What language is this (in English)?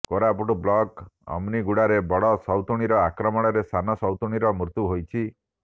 Odia